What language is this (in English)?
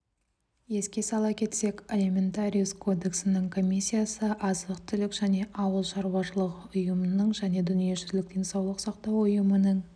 Kazakh